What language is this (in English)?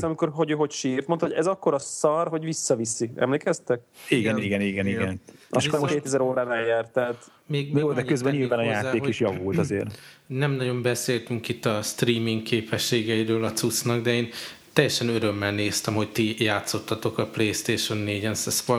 Hungarian